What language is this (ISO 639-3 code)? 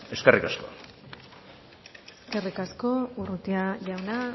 eus